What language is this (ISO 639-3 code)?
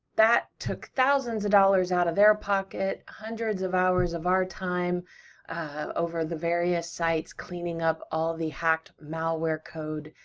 eng